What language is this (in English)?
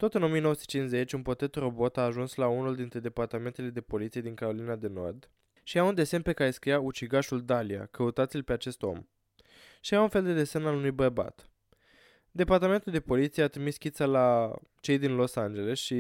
Romanian